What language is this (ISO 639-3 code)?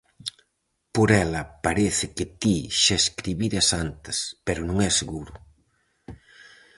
glg